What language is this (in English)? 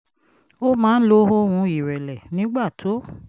Yoruba